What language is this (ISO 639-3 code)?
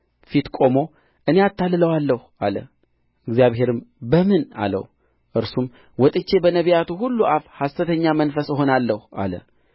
amh